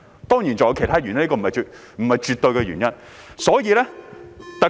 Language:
Cantonese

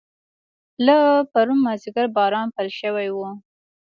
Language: Pashto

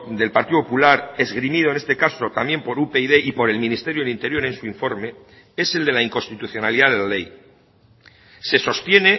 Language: Spanish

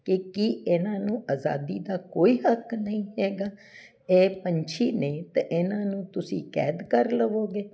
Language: Punjabi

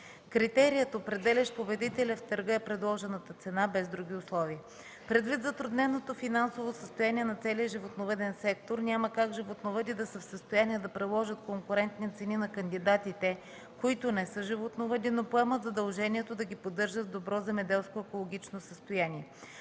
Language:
Bulgarian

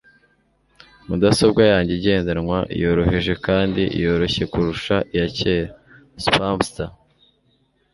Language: Kinyarwanda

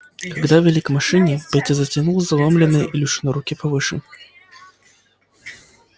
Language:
Russian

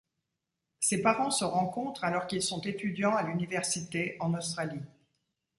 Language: French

